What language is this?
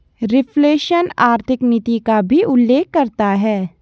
Hindi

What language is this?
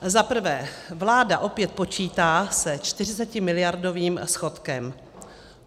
Czech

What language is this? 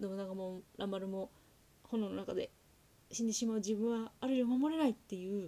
Japanese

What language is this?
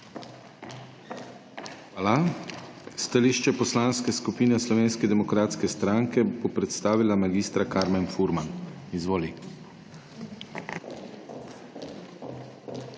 Slovenian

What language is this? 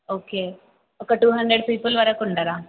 Telugu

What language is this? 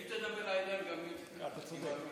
Hebrew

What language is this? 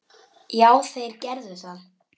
Icelandic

